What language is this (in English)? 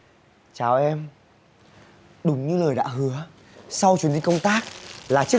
Vietnamese